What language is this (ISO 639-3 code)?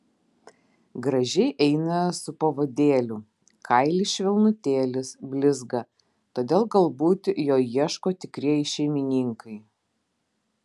lit